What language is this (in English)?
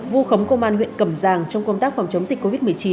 Vietnamese